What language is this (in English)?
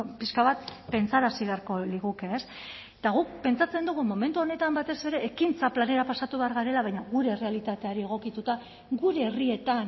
Basque